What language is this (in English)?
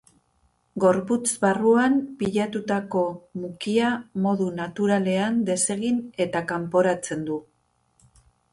Basque